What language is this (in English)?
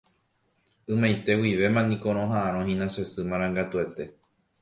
Guarani